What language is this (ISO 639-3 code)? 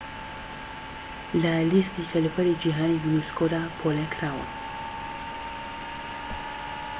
ckb